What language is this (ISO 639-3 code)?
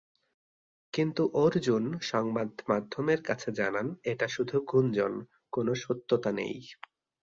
ben